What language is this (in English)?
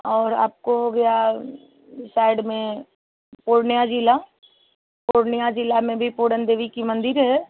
Hindi